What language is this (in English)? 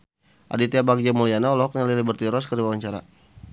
Sundanese